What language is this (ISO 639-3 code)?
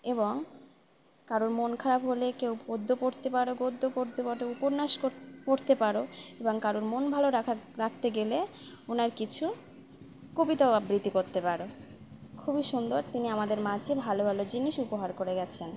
ben